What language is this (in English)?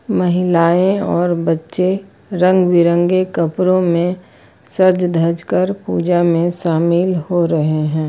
Hindi